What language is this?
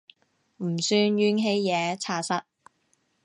Cantonese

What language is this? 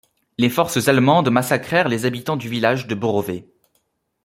French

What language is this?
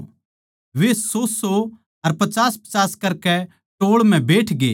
Haryanvi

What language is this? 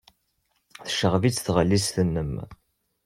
Kabyle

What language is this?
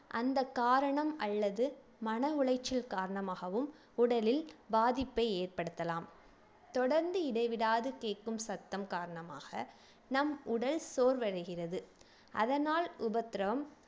Tamil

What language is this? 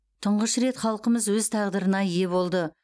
Kazakh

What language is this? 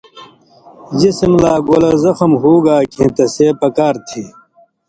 Indus Kohistani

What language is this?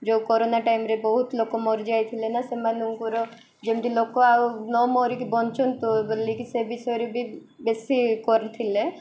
Odia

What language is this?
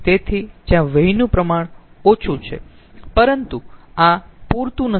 Gujarati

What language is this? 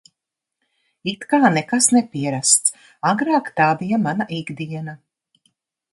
Latvian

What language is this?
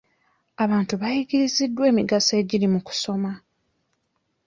Ganda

